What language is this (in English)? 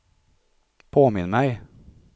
Swedish